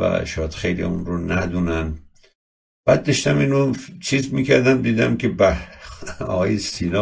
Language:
Persian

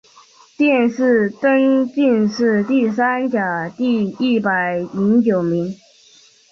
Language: Chinese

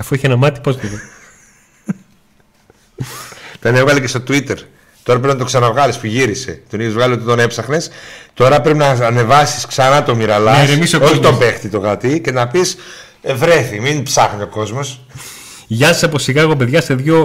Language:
Greek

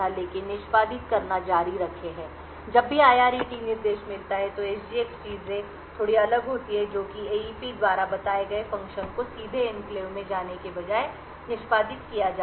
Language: Hindi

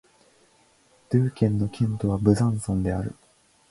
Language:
Japanese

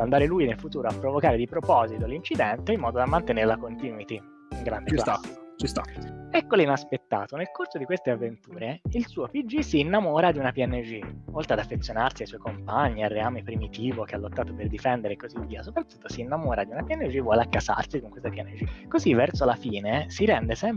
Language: Italian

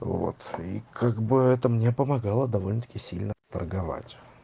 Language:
Russian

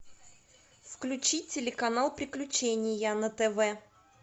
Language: Russian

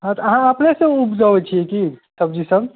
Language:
Maithili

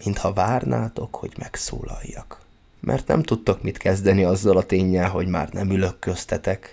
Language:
Hungarian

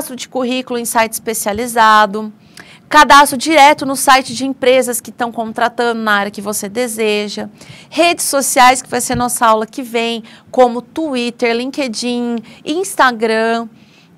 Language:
Portuguese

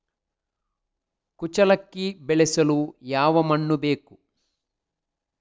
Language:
Kannada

